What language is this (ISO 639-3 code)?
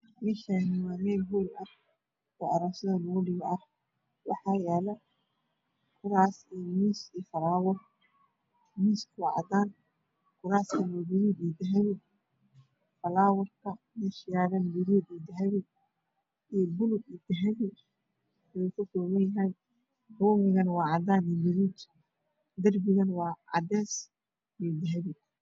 som